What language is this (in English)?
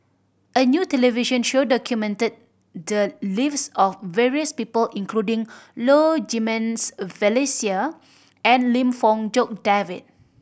English